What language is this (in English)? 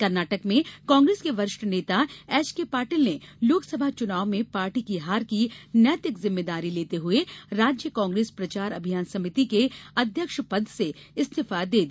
Hindi